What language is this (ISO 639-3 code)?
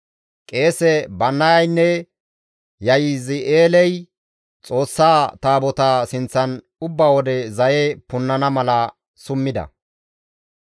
gmv